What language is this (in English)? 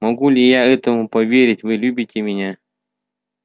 Russian